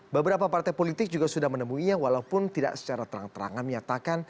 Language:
Indonesian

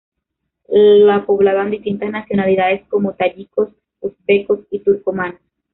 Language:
Spanish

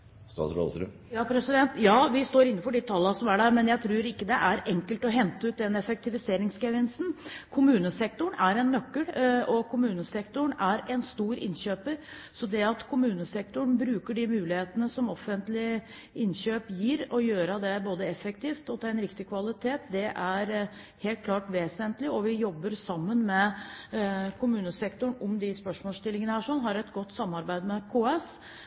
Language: Norwegian Bokmål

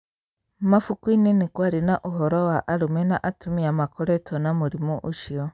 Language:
Kikuyu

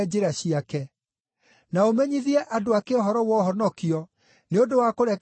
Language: Kikuyu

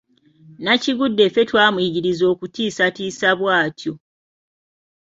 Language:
Ganda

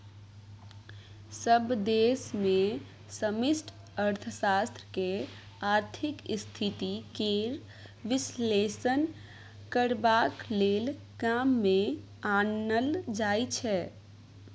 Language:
Maithili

